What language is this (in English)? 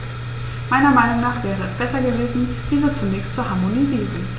German